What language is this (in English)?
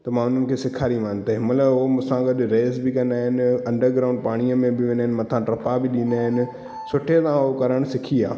Sindhi